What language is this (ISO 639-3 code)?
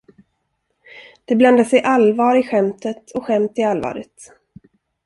swe